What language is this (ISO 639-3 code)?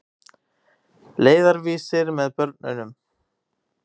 isl